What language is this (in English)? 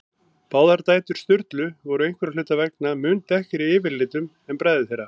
Icelandic